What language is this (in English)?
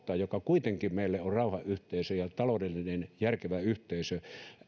Finnish